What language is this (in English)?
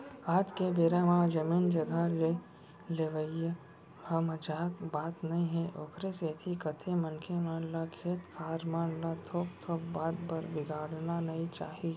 Chhattisgarhi